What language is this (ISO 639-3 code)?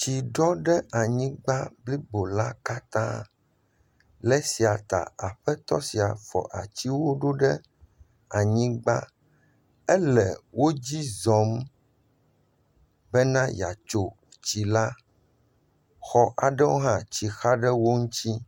ewe